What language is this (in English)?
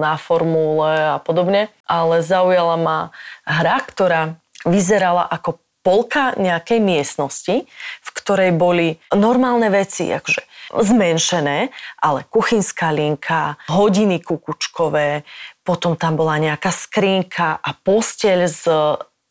Slovak